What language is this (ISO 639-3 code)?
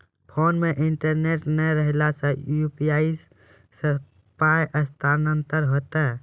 mai